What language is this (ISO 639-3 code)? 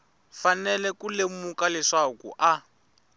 tso